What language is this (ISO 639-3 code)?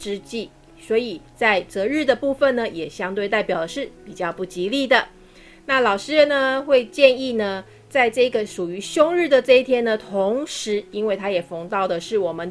zho